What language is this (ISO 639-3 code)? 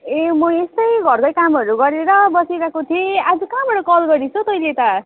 nep